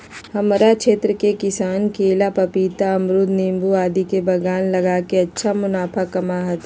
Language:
Magahi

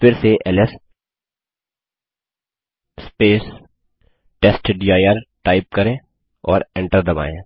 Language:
Hindi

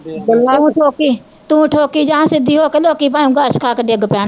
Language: Punjabi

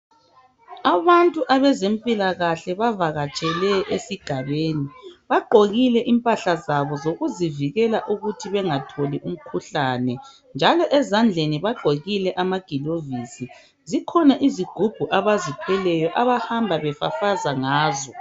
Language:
North Ndebele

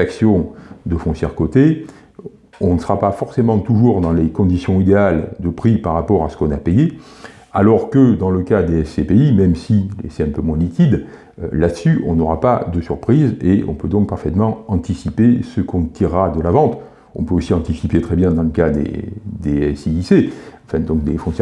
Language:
French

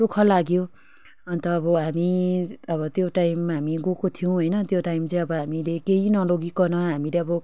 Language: Nepali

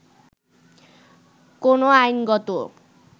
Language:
Bangla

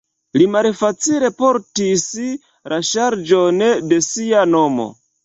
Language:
Esperanto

